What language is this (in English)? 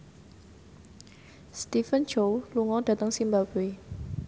Javanese